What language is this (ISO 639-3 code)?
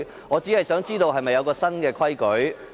yue